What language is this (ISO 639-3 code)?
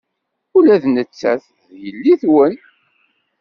kab